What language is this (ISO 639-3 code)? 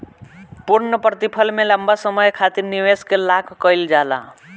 bho